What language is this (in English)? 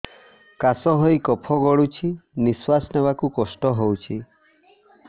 Odia